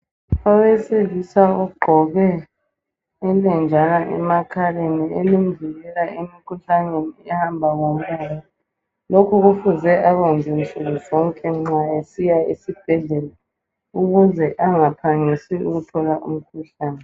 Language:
North Ndebele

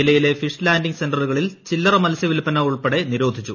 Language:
Malayalam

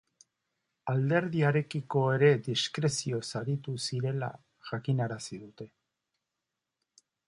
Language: Basque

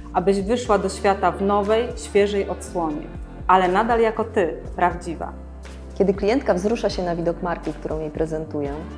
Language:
Polish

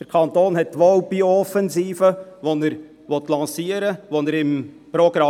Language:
Swiss German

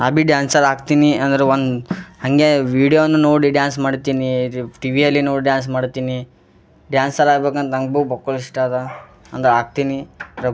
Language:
Kannada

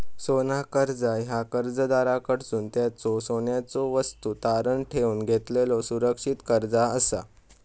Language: Marathi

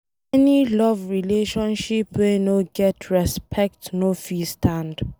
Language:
Nigerian Pidgin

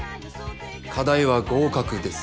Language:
Japanese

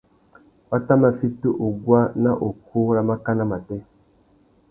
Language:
Tuki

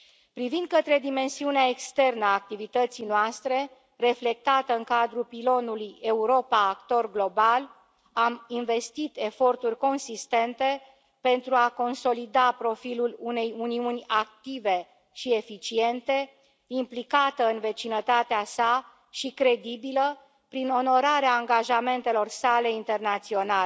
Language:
Romanian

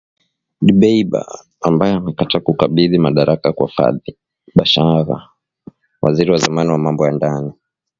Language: Swahili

